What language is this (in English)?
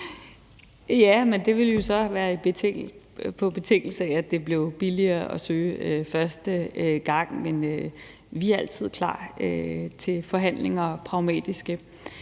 Danish